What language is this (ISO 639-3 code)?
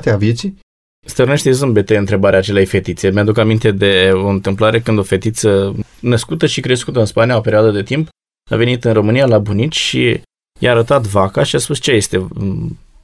ron